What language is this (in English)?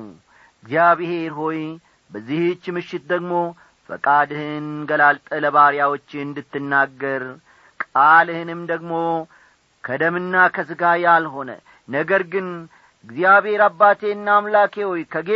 Amharic